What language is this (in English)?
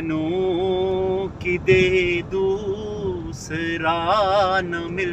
Hindi